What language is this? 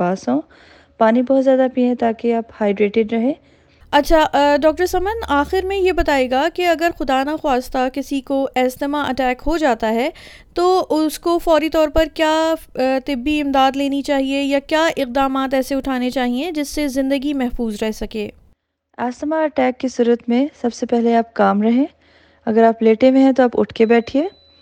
Urdu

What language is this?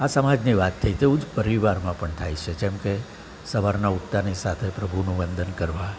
Gujarati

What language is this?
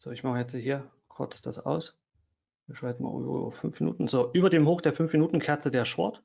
German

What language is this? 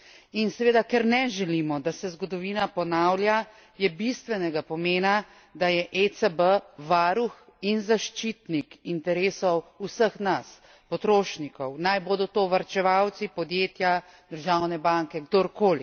Slovenian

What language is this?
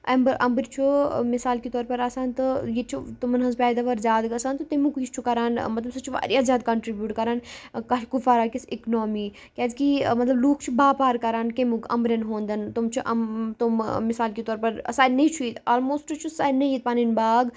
Kashmiri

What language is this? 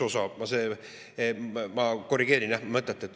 Estonian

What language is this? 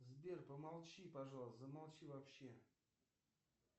Russian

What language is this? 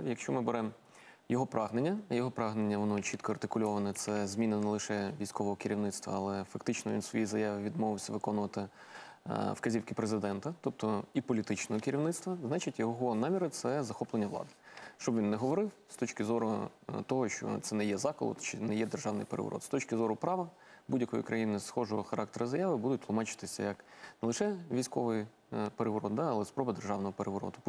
Ukrainian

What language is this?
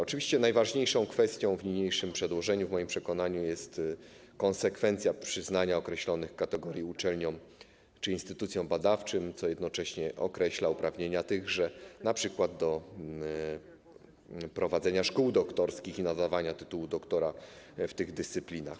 Polish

